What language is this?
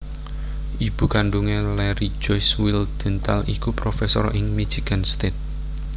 Javanese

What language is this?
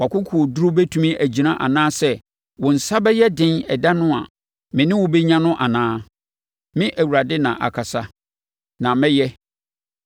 Akan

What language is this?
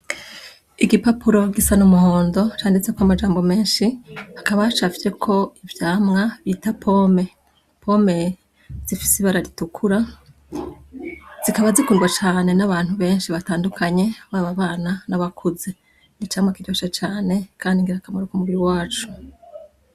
Rundi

